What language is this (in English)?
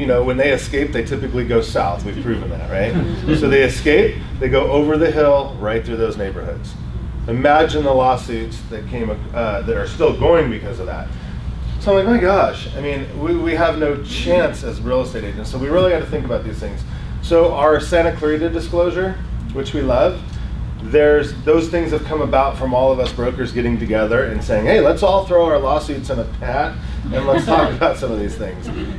English